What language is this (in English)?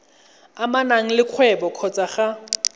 Tswana